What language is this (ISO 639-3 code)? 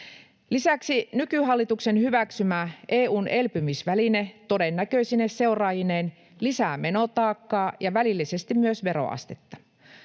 fin